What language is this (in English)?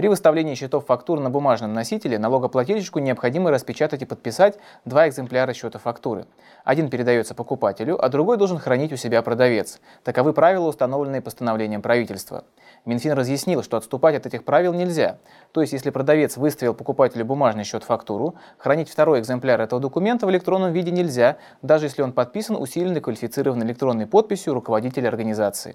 Russian